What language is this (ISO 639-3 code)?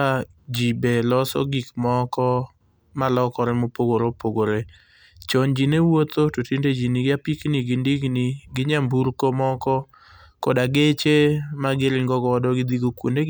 luo